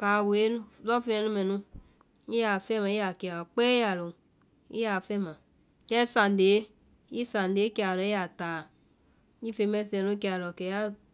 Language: Vai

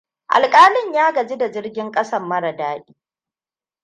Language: Hausa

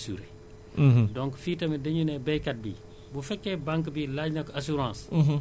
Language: Wolof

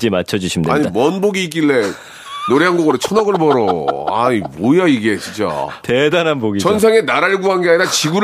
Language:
Korean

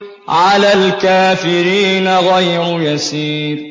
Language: Arabic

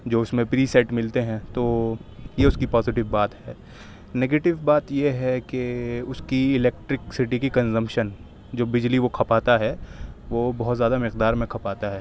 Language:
Urdu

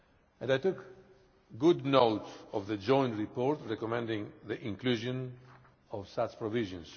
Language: English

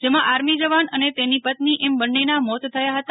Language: Gujarati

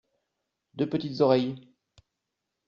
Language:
French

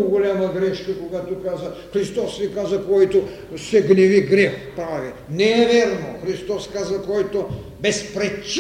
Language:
Bulgarian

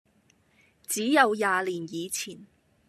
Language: Cantonese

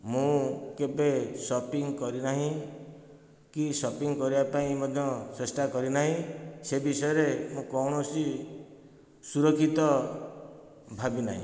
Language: Odia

